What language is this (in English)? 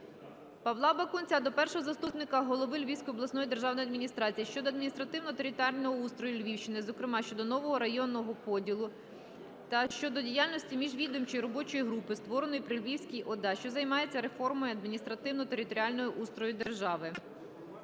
Ukrainian